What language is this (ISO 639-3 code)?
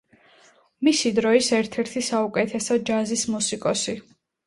kat